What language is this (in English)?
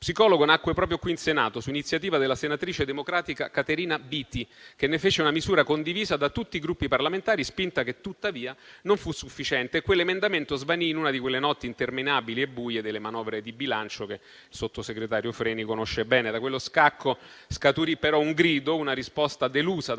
Italian